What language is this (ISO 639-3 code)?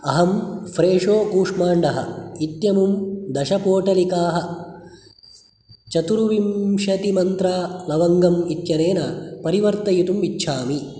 san